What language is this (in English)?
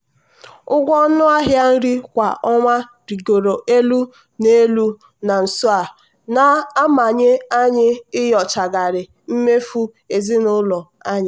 Igbo